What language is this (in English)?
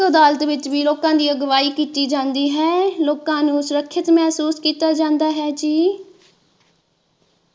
Punjabi